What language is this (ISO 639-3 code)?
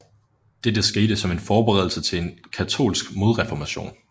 dan